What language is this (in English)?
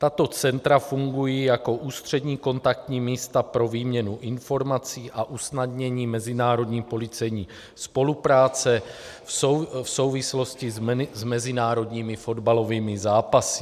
Czech